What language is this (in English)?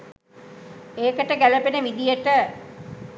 Sinhala